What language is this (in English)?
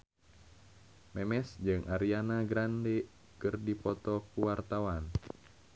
Sundanese